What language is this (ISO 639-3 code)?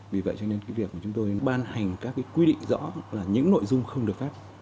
vie